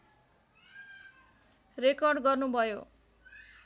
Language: Nepali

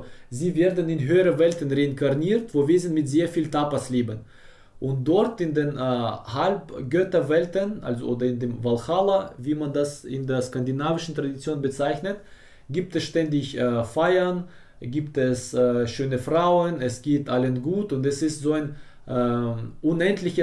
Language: German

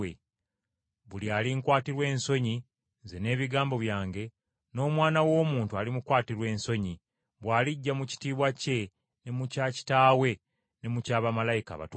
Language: Ganda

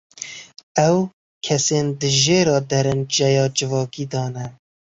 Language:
Kurdish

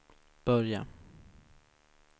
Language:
Swedish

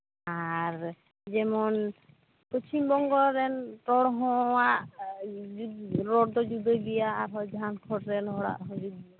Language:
Santali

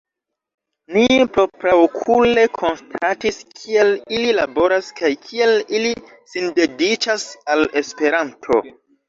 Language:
Esperanto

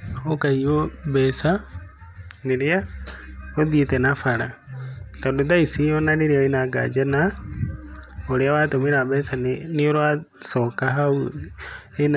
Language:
Kikuyu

